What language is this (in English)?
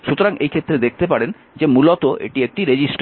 Bangla